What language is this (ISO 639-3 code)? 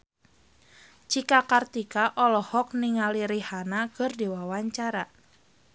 sun